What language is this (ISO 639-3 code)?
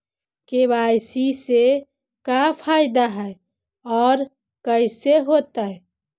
mag